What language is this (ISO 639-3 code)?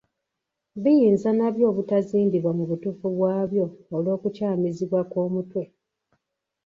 lug